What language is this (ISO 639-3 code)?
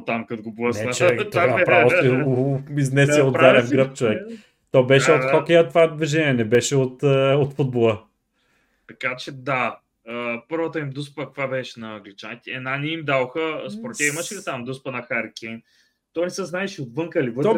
bul